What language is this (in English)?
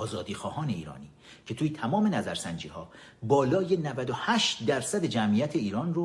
Persian